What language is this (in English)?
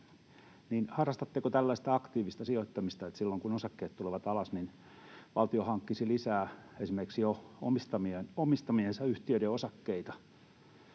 Finnish